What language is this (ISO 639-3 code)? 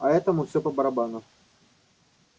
rus